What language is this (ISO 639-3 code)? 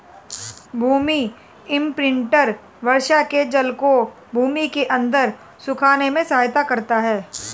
hin